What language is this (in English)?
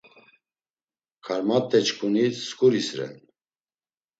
Laz